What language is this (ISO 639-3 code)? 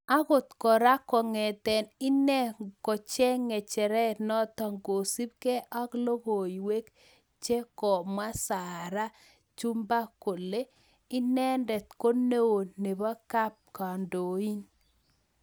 kln